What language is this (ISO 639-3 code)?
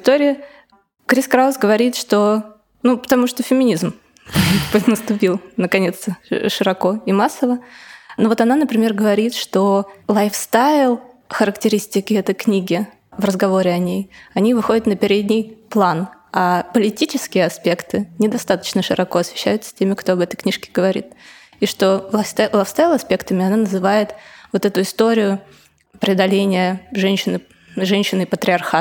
rus